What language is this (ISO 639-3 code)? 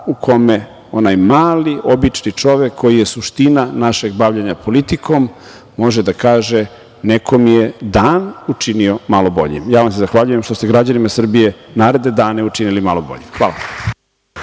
srp